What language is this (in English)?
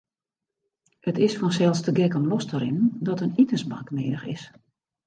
Western Frisian